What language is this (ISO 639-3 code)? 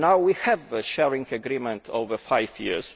eng